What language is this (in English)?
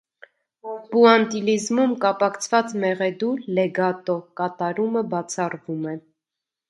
Armenian